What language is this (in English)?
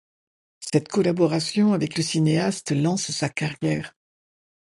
French